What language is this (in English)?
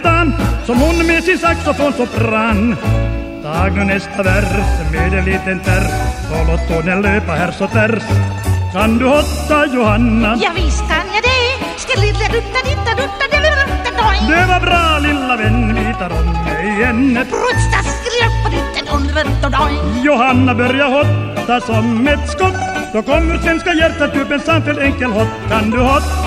Swedish